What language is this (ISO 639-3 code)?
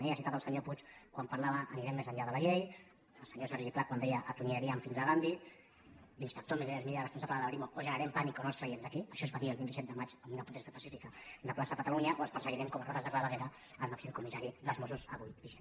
cat